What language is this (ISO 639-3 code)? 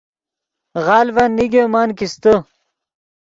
ydg